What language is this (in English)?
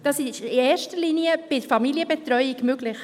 Swiss German